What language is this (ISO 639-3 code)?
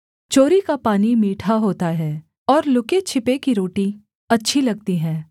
hin